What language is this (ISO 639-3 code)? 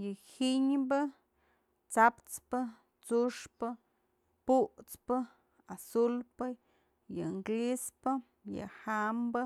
mzl